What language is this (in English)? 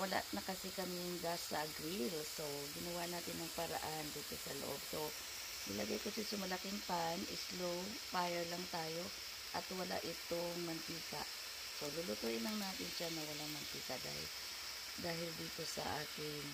Filipino